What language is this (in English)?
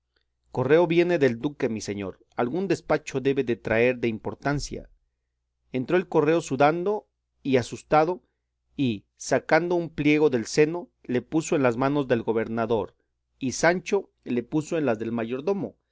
Spanish